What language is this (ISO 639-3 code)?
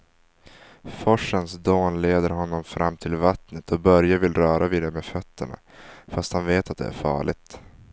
swe